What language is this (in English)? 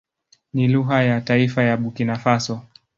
Swahili